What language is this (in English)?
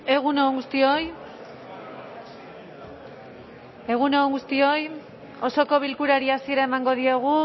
Basque